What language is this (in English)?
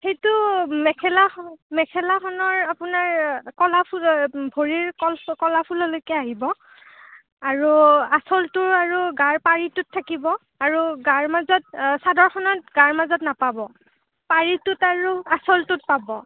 Assamese